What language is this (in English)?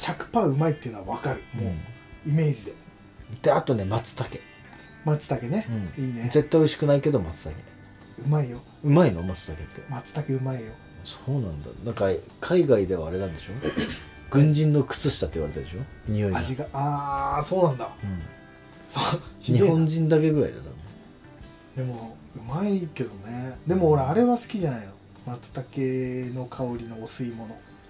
Japanese